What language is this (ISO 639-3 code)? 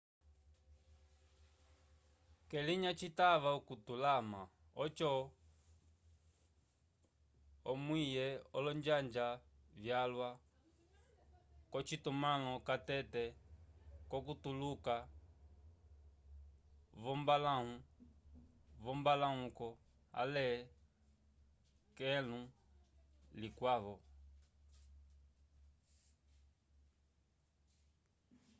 umb